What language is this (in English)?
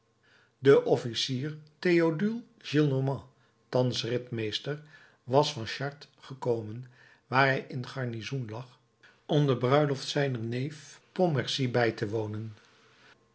Dutch